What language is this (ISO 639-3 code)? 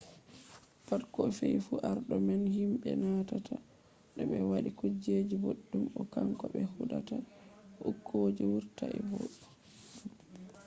ful